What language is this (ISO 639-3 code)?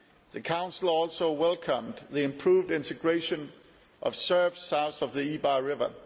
eng